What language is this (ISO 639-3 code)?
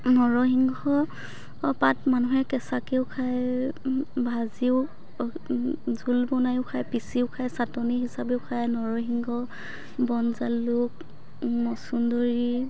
asm